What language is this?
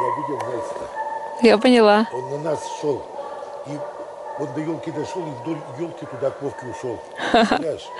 Russian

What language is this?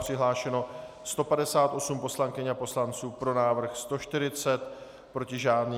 Czech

